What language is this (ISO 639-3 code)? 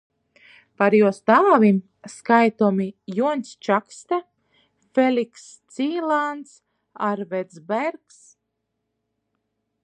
ltg